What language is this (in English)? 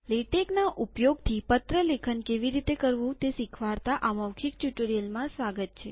Gujarati